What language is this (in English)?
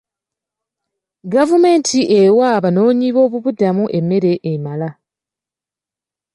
Ganda